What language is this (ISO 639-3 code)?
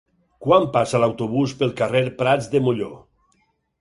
cat